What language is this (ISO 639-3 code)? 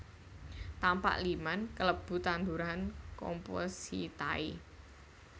jav